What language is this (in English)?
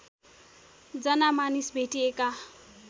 Nepali